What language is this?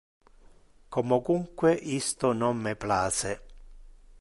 Interlingua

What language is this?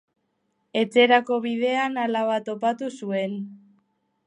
Basque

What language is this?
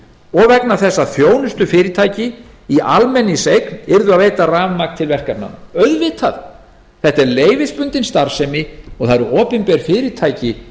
Icelandic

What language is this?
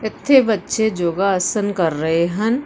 Punjabi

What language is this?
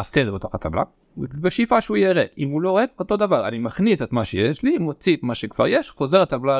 Hebrew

